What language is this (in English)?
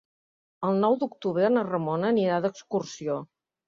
Catalan